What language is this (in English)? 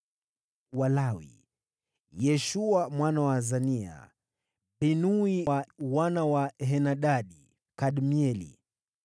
Swahili